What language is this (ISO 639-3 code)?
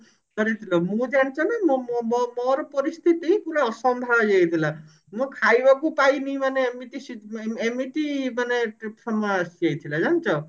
ori